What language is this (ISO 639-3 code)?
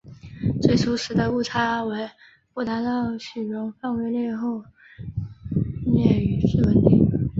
zho